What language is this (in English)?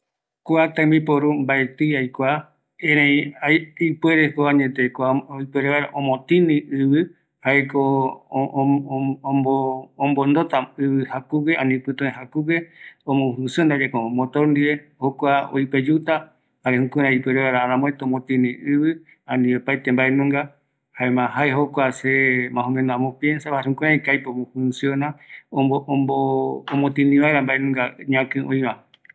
Eastern Bolivian Guaraní